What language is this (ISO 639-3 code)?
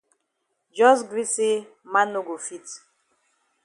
wes